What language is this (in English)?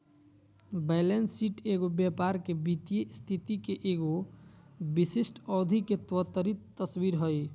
Magahi